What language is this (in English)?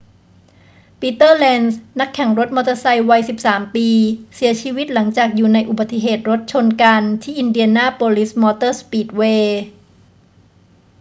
Thai